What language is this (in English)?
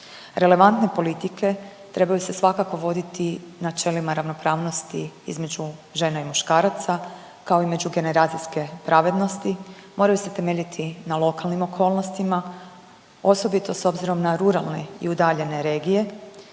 Croatian